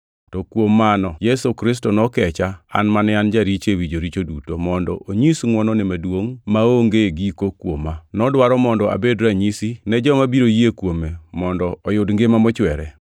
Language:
Luo (Kenya and Tanzania)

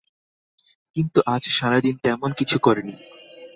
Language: Bangla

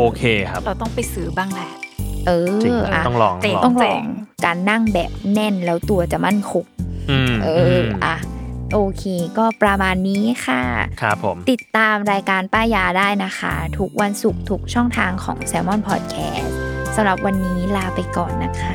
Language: Thai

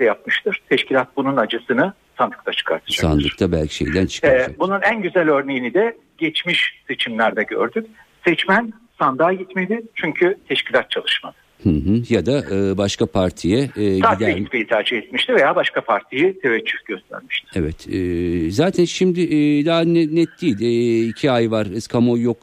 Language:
Turkish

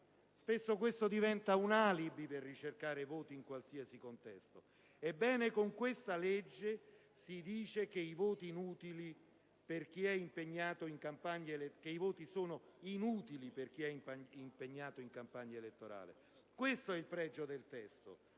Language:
Italian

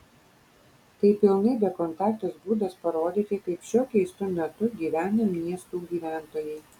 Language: Lithuanian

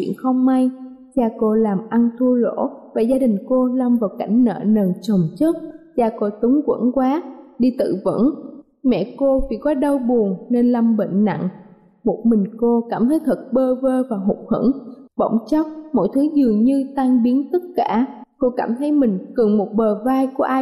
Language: Vietnamese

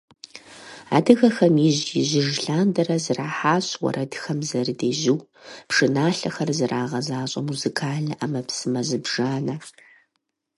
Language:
Kabardian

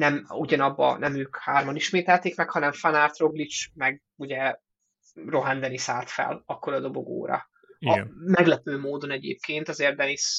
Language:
Hungarian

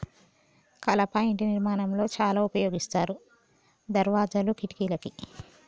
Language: Telugu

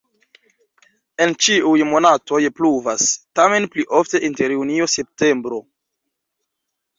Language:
Esperanto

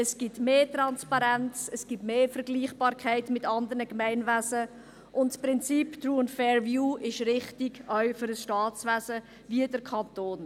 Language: Swiss German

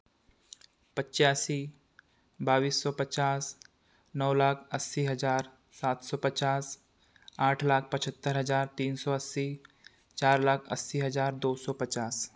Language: Hindi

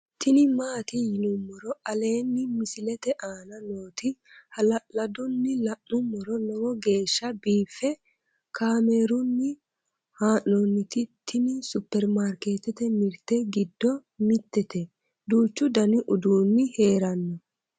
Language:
Sidamo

